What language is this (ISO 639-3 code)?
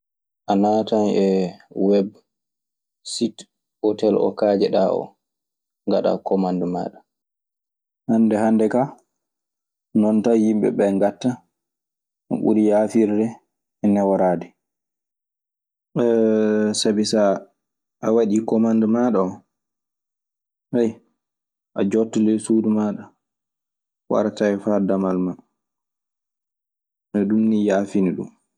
ffm